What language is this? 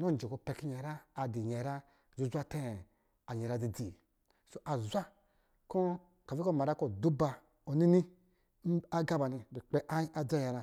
Lijili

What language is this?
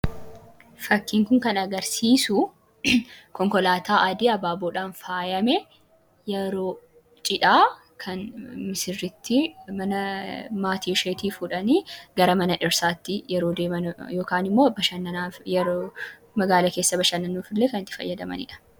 Oromo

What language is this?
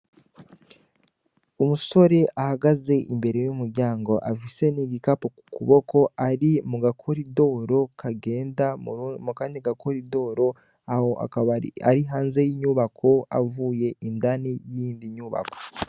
Rundi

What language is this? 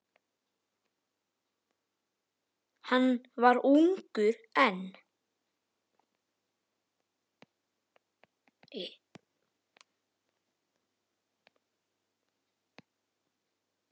Icelandic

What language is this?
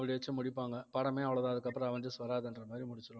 Tamil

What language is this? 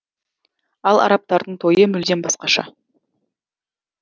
Kazakh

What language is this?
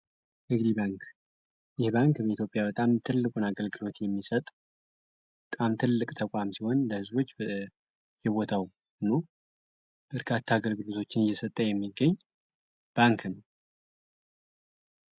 Amharic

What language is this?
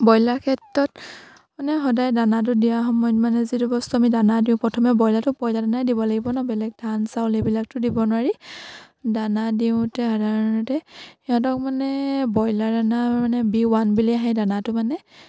Assamese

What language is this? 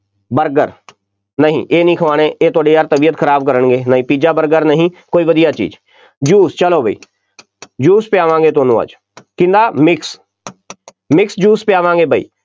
Punjabi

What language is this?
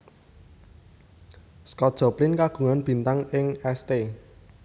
Javanese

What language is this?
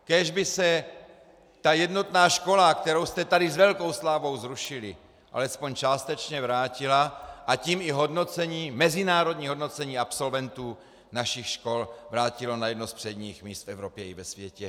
Czech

